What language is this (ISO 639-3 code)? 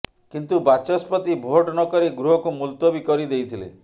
ori